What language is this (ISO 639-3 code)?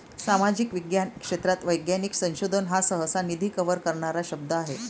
mar